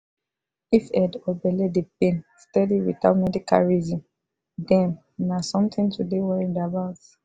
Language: Nigerian Pidgin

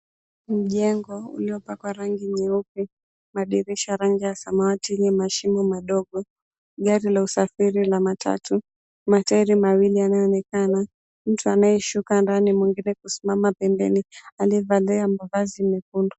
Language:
Swahili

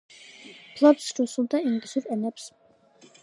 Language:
Georgian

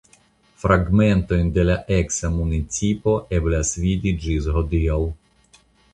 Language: Esperanto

